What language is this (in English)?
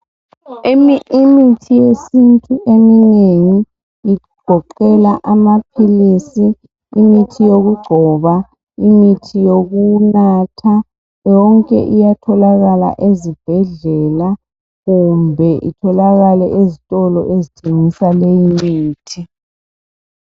North Ndebele